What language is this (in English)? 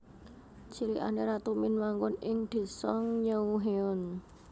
Javanese